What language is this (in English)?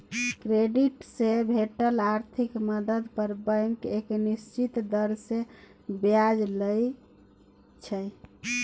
Maithili